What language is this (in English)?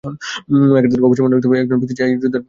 Bangla